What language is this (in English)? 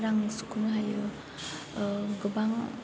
Bodo